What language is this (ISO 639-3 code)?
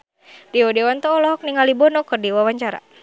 sun